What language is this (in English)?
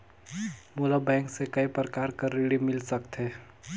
Chhattisgarhi